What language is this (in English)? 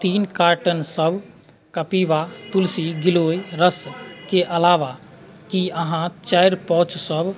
Maithili